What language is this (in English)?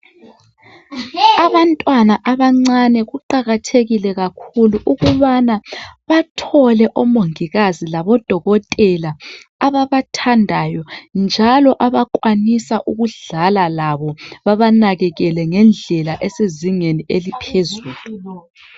North Ndebele